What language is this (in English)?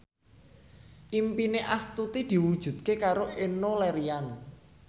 Javanese